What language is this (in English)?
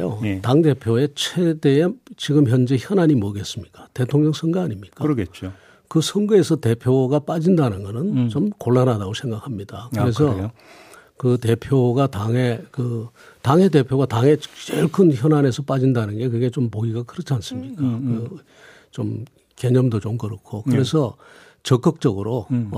Korean